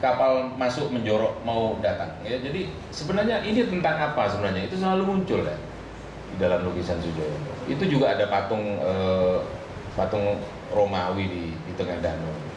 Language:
Indonesian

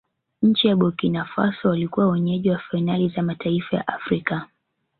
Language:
Swahili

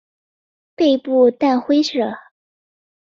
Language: Chinese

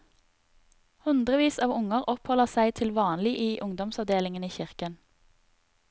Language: Norwegian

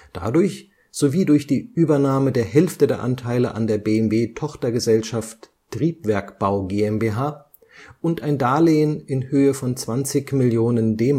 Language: German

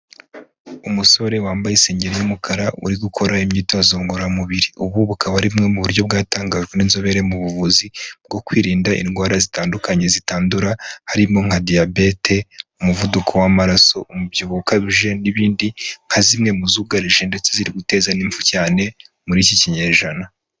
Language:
Kinyarwanda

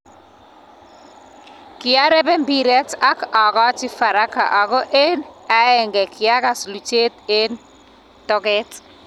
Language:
Kalenjin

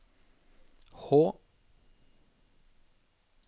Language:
Norwegian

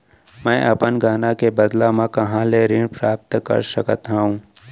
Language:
Chhattisgarhi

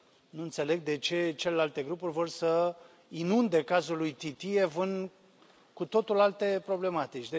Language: Romanian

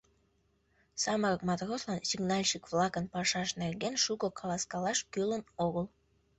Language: Mari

